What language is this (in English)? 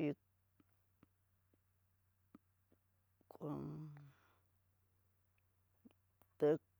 Tidaá Mixtec